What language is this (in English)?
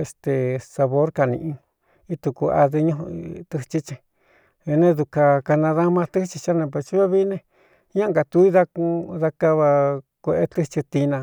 Cuyamecalco Mixtec